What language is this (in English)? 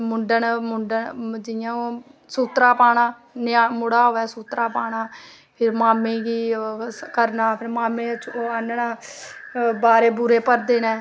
Dogri